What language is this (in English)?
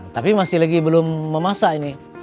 Indonesian